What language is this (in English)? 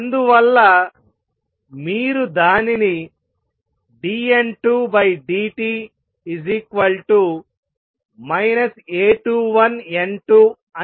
Telugu